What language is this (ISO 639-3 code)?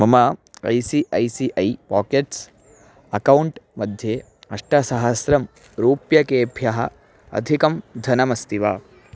san